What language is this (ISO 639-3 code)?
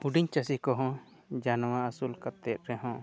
sat